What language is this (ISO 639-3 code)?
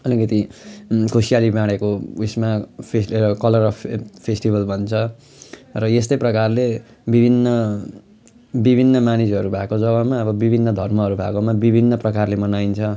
nep